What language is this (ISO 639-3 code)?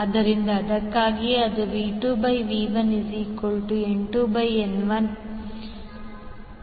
kan